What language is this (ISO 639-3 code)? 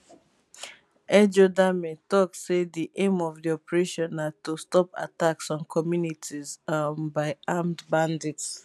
pcm